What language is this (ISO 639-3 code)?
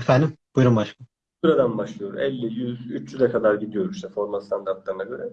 tur